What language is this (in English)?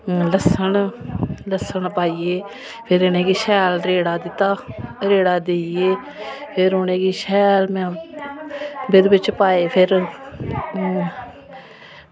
Dogri